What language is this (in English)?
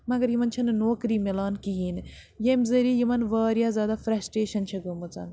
Kashmiri